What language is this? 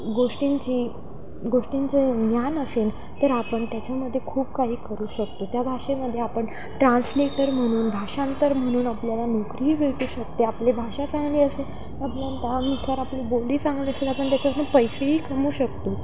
Marathi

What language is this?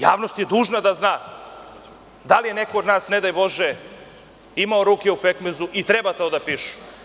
Serbian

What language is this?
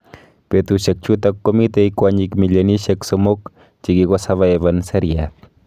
Kalenjin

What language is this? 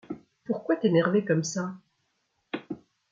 French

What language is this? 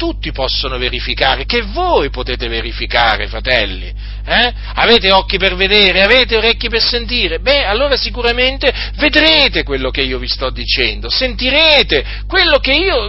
Italian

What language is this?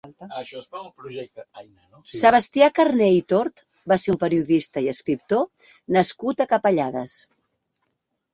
Catalan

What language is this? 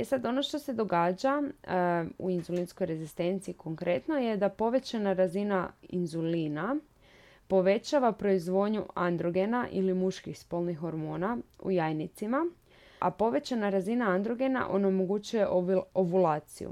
Croatian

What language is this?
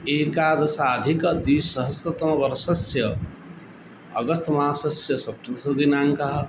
Sanskrit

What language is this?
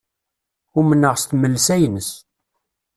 Kabyle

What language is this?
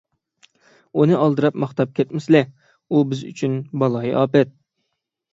Uyghur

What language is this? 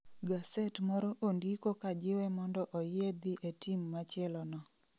Luo (Kenya and Tanzania)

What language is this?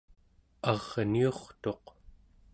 Central Yupik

